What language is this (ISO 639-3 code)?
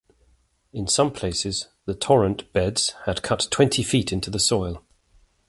eng